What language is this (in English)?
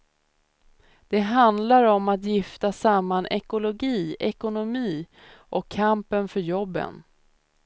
Swedish